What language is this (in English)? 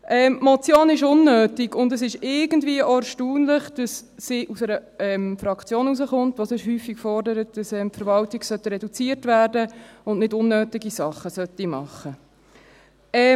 Swiss German